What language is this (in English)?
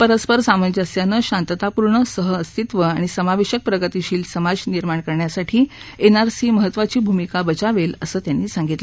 Marathi